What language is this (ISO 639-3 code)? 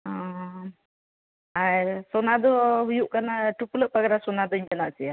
sat